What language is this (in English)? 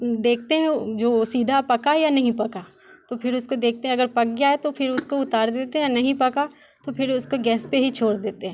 Hindi